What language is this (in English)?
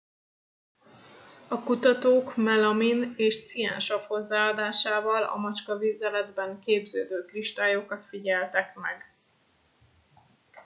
Hungarian